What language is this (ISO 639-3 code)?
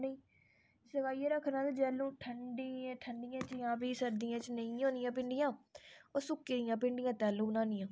doi